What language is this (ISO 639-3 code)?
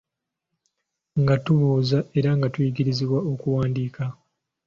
lug